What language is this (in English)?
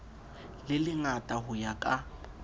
Southern Sotho